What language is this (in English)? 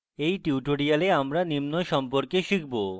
Bangla